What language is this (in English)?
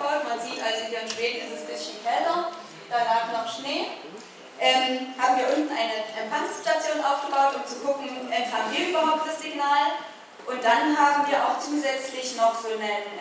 German